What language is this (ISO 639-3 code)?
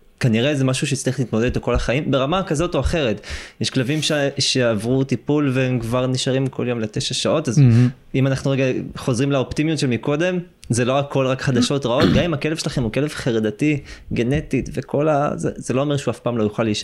heb